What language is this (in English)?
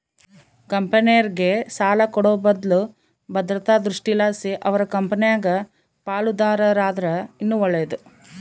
Kannada